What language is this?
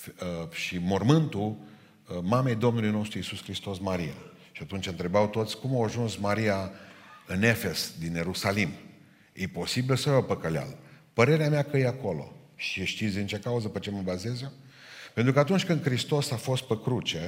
Romanian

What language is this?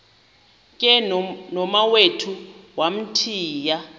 Xhosa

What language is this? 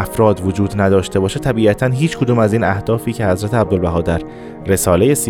Persian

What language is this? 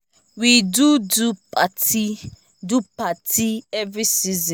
Nigerian Pidgin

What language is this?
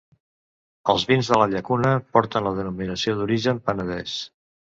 Catalan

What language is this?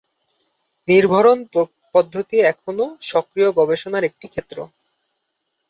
Bangla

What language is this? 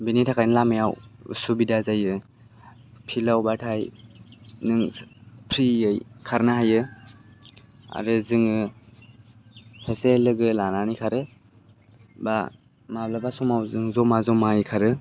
Bodo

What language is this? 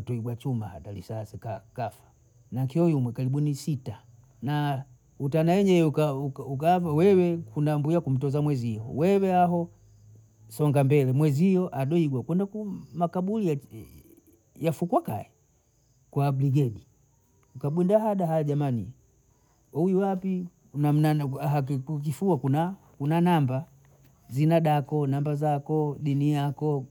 Bondei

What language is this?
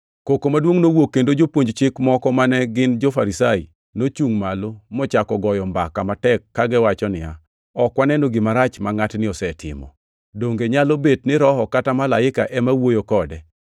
Luo (Kenya and Tanzania)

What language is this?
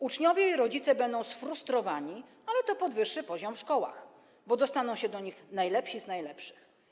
Polish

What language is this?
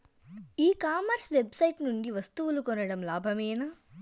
Telugu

